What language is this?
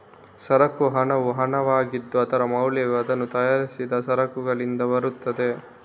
Kannada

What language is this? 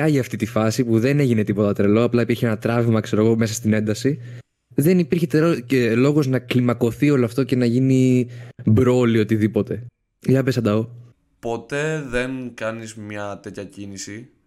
Greek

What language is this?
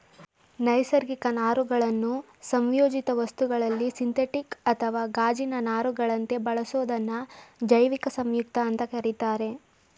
Kannada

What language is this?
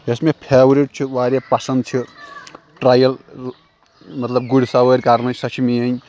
Kashmiri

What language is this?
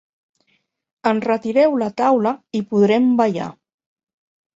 Catalan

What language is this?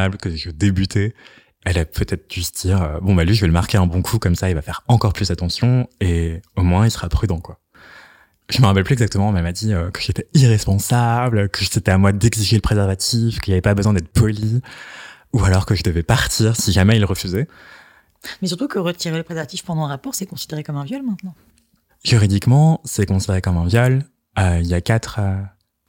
French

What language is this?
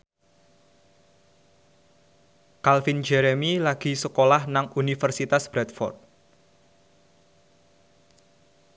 Javanese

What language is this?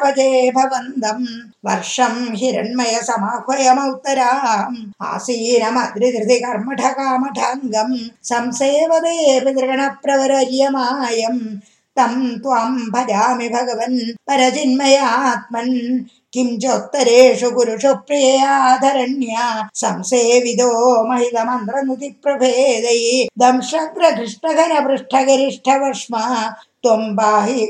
Tamil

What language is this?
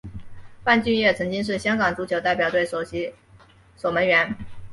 Chinese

